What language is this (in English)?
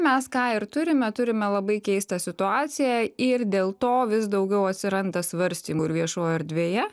Lithuanian